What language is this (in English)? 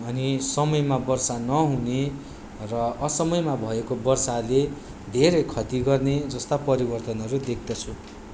Nepali